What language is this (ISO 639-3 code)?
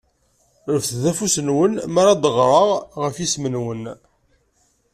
kab